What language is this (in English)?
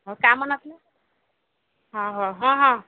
Odia